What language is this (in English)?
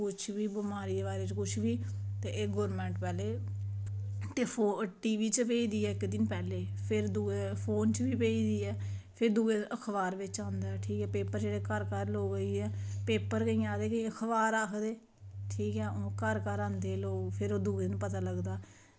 Dogri